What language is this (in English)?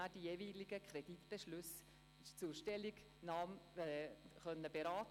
Swiss German